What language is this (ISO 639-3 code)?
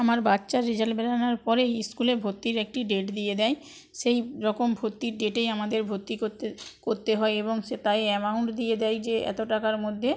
ben